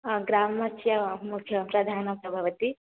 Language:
Sanskrit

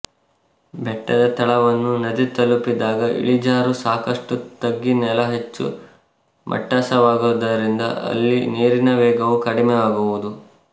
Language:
Kannada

